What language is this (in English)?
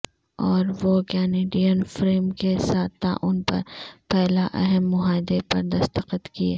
Urdu